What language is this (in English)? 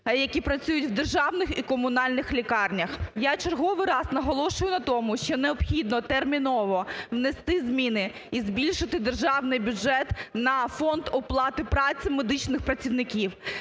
Ukrainian